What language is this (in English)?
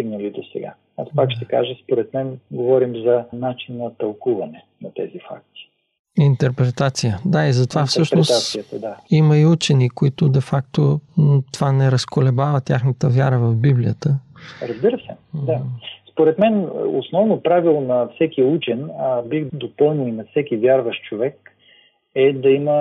Bulgarian